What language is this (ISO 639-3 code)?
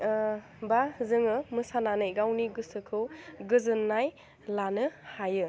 brx